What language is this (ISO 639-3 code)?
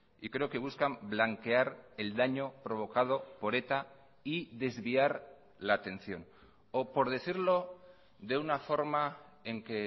spa